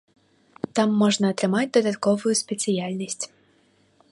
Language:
Belarusian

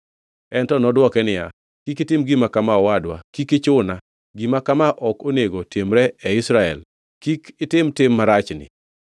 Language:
Luo (Kenya and Tanzania)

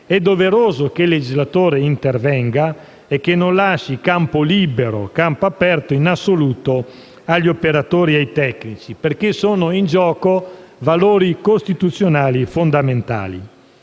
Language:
Italian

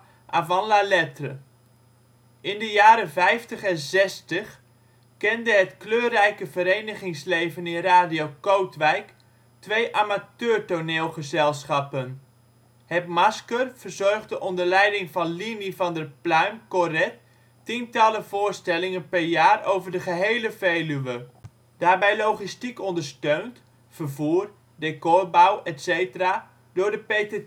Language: Dutch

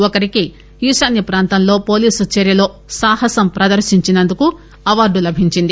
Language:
Telugu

